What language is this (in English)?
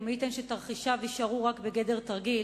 Hebrew